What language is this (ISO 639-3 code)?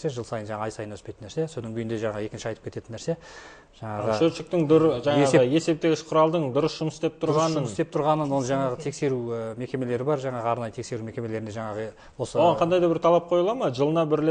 rus